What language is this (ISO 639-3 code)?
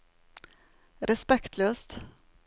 nor